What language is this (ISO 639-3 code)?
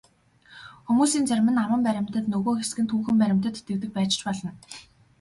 mon